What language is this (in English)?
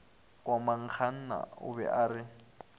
Northern Sotho